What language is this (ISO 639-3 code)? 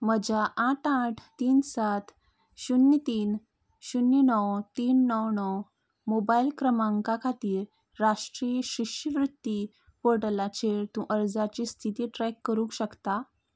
kok